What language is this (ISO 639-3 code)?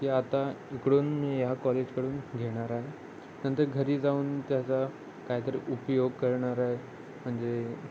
mar